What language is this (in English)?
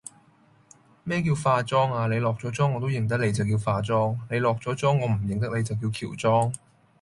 Cantonese